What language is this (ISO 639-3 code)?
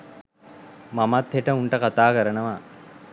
sin